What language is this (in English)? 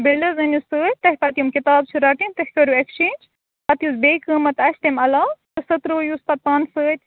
Kashmiri